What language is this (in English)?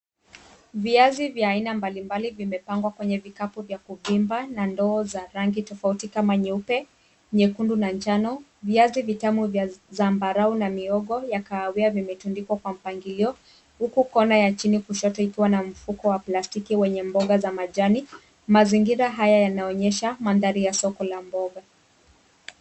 Swahili